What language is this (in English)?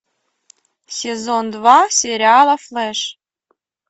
Russian